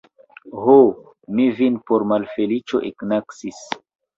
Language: Esperanto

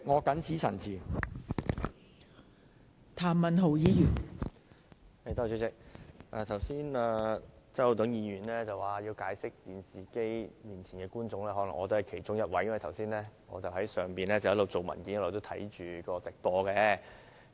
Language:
Cantonese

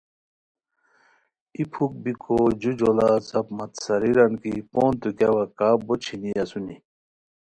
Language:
Khowar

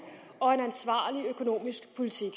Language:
Danish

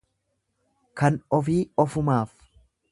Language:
Oromo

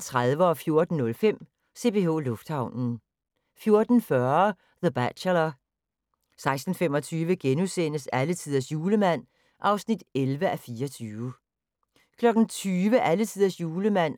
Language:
Danish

